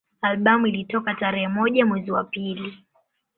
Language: Swahili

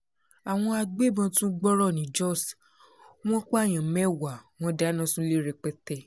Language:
Yoruba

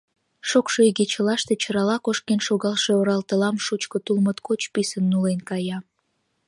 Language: Mari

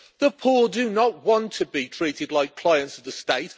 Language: English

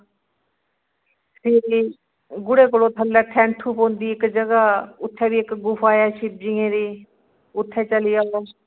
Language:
Dogri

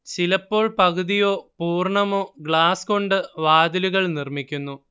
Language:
Malayalam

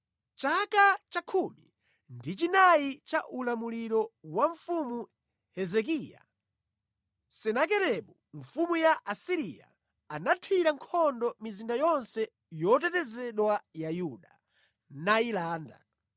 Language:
Nyanja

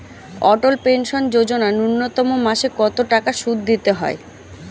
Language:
Bangla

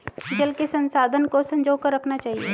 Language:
Hindi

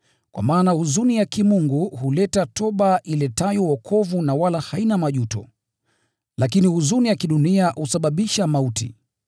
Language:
Swahili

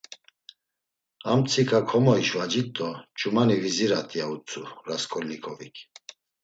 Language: Laz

